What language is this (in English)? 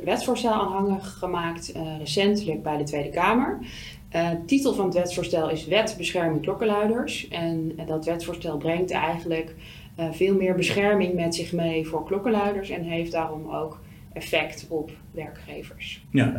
Dutch